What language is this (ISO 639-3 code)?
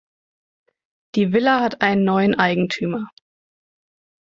deu